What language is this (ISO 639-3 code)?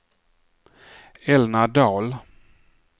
swe